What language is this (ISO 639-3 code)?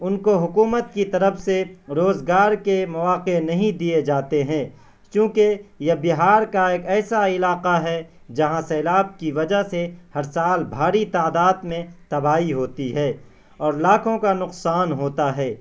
urd